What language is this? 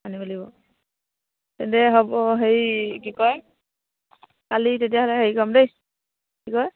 Assamese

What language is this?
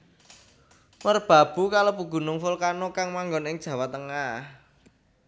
Javanese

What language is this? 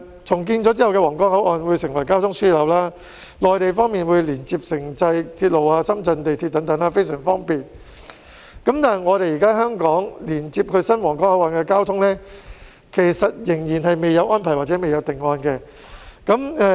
Cantonese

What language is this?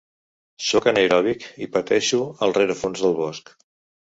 Catalan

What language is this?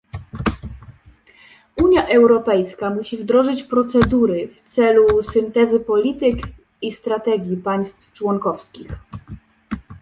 Polish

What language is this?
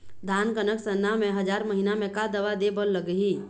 Chhattisgarhi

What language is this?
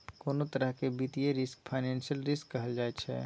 Maithili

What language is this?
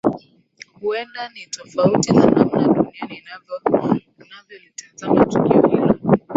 Swahili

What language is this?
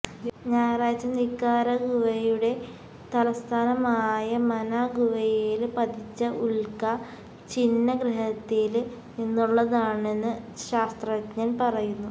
Malayalam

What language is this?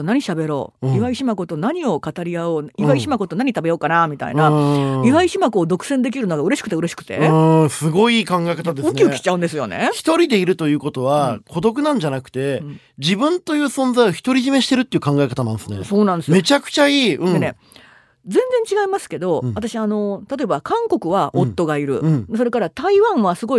Japanese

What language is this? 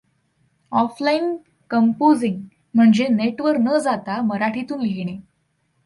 Marathi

